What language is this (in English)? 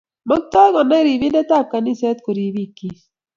Kalenjin